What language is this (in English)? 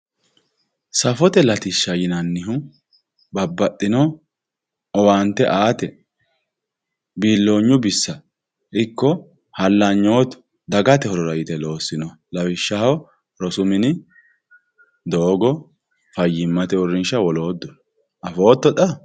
Sidamo